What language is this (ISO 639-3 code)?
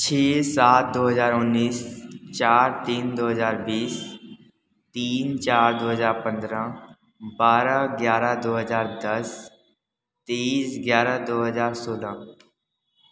hin